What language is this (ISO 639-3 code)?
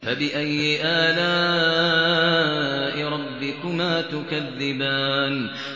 ara